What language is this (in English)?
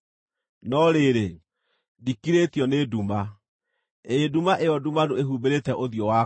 Kikuyu